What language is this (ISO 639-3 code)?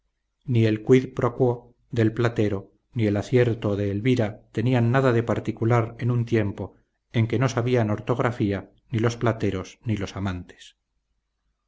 spa